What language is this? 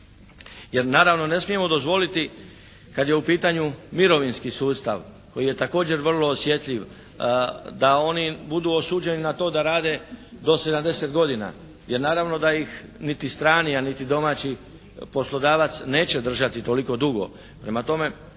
Croatian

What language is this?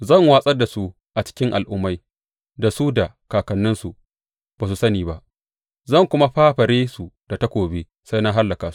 Hausa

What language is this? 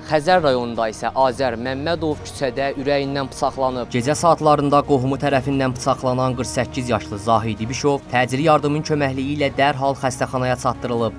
Turkish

